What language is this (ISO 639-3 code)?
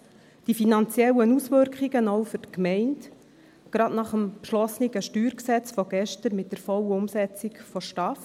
gsw